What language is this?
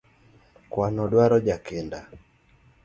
Luo (Kenya and Tanzania)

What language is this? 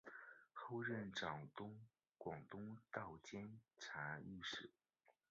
Chinese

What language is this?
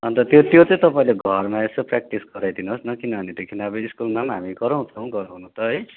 Nepali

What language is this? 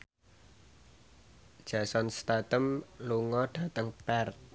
Javanese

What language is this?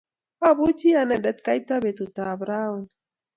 Kalenjin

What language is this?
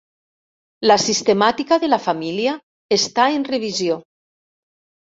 Catalan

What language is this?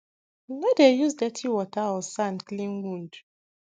Nigerian Pidgin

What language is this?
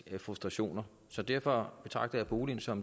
Danish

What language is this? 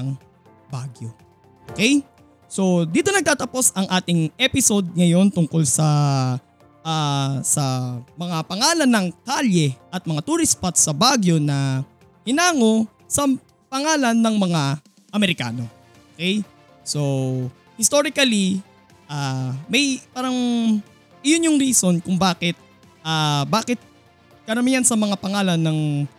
Filipino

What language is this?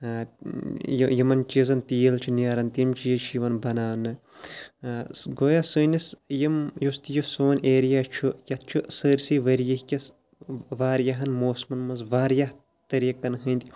Kashmiri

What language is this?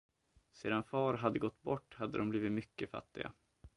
Swedish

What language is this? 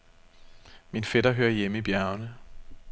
Danish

